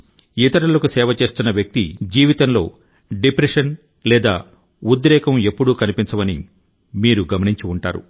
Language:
Telugu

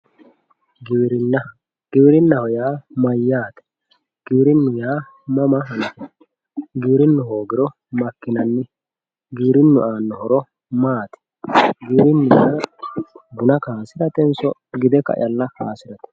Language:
Sidamo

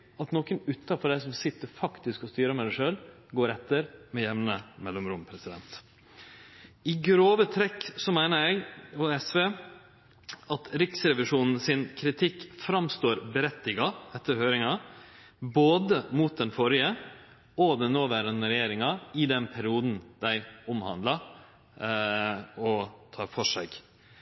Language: Norwegian Nynorsk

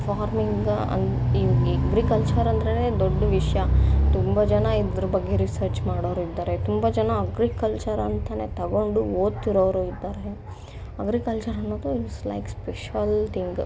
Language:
Kannada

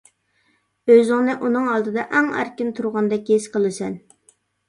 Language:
Uyghur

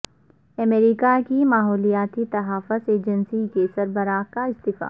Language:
Urdu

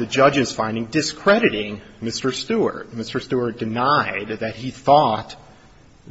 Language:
English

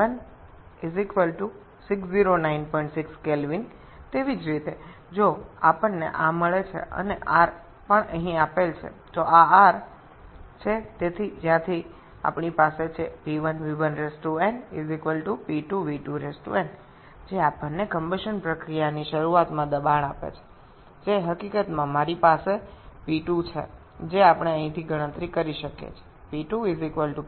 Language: Bangla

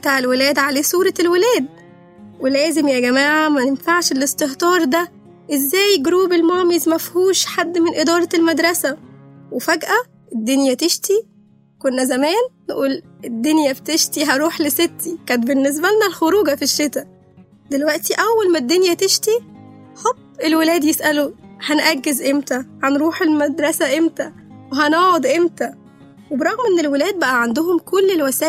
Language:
Arabic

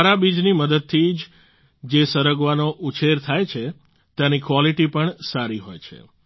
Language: Gujarati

